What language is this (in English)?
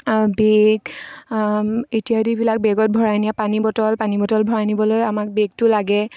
Assamese